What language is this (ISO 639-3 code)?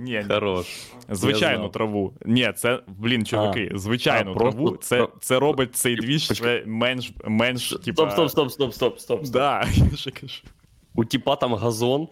ukr